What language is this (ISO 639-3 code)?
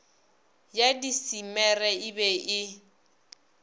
nso